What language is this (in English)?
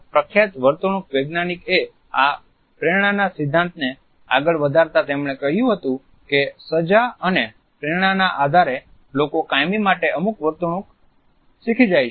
Gujarati